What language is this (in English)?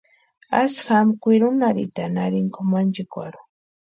Western Highland Purepecha